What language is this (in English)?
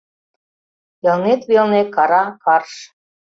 Mari